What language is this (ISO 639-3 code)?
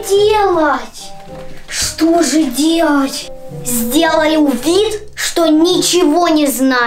rus